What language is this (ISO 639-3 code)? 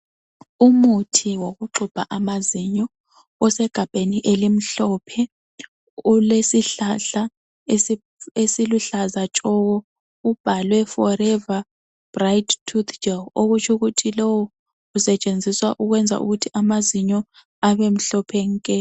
nde